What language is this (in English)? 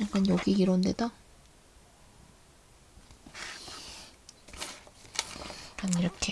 Korean